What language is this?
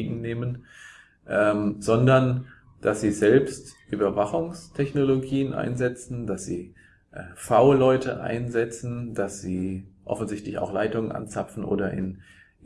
German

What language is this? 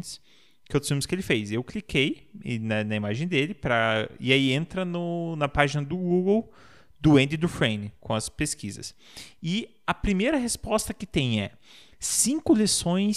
Portuguese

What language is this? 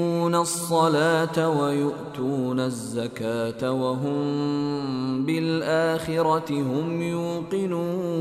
Persian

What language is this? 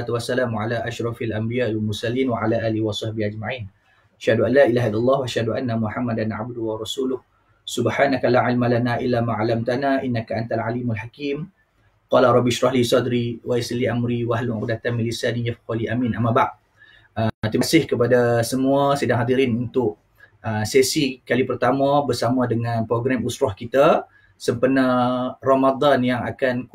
Malay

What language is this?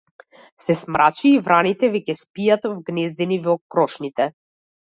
Macedonian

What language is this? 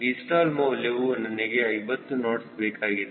Kannada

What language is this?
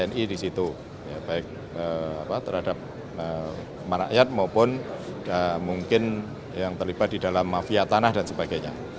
Indonesian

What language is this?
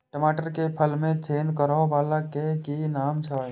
Maithili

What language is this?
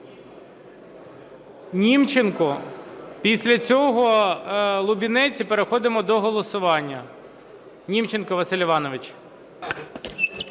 Ukrainian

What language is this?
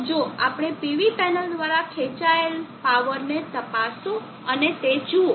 Gujarati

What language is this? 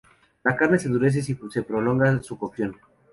Spanish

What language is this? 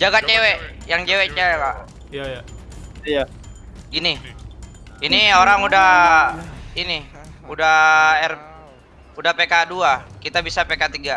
Indonesian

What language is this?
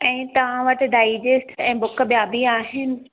Sindhi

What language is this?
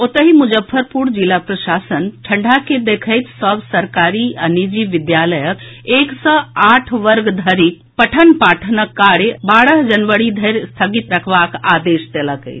Maithili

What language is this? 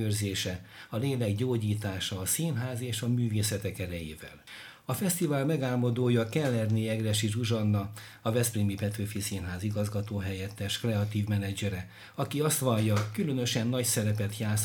Hungarian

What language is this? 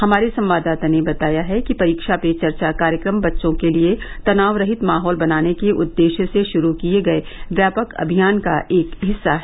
Hindi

